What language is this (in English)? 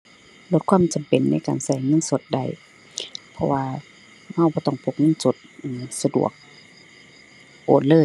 Thai